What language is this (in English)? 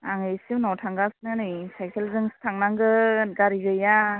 Bodo